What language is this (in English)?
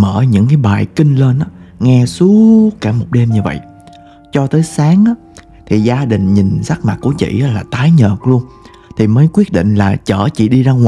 Vietnamese